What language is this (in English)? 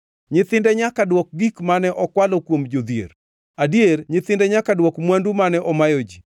Luo (Kenya and Tanzania)